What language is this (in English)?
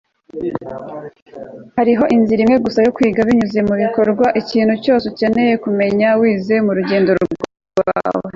Kinyarwanda